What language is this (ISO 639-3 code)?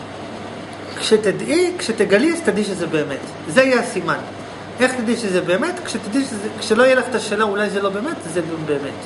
heb